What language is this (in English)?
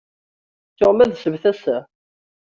Kabyle